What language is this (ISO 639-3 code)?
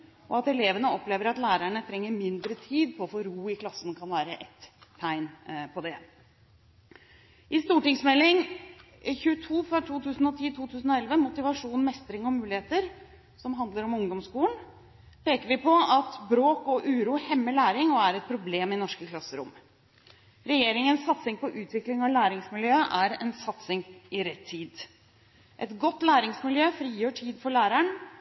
nob